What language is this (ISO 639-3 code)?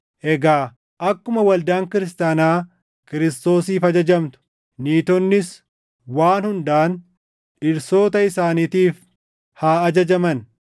orm